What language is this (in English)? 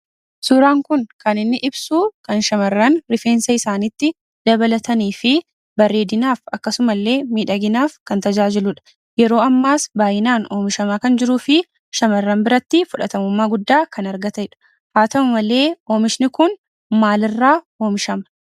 Oromo